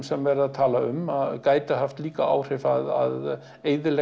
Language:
Icelandic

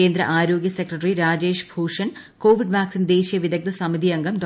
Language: Malayalam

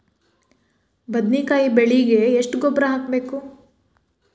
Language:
Kannada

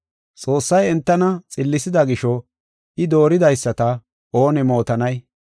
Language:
Gofa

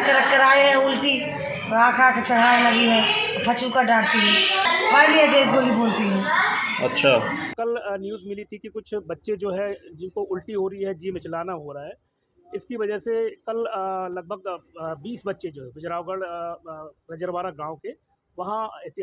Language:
Hindi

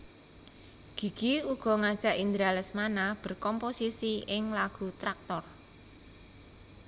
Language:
Javanese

